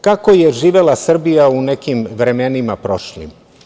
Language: Serbian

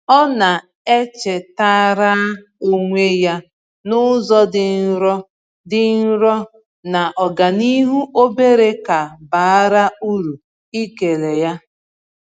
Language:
Igbo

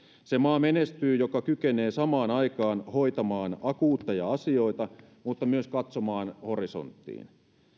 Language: Finnish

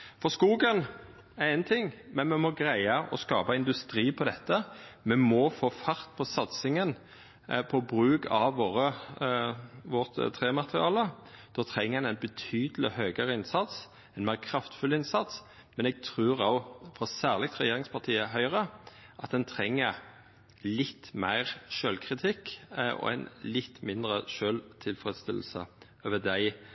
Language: Norwegian Nynorsk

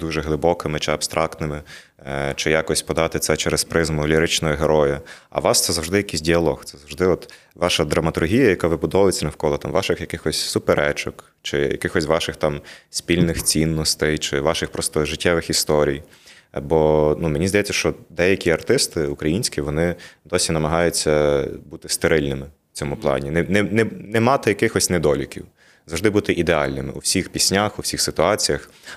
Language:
Ukrainian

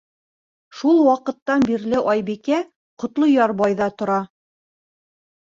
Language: Bashkir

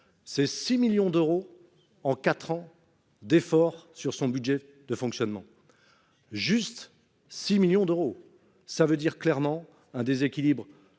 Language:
French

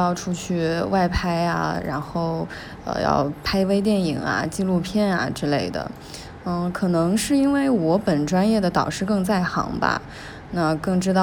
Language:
Chinese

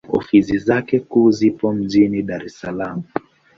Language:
Swahili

